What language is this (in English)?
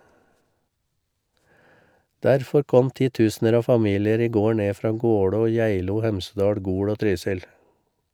Norwegian